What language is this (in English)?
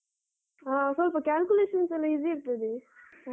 Kannada